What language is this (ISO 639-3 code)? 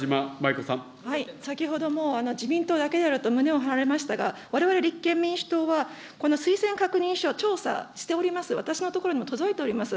jpn